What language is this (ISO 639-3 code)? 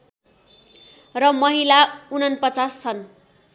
nep